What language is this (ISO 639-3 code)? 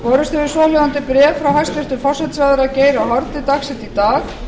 isl